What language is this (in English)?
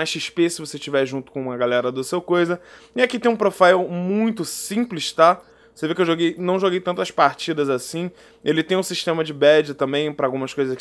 Portuguese